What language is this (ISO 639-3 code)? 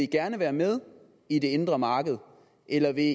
dan